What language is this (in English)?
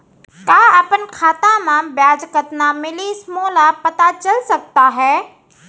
Chhattisgarhi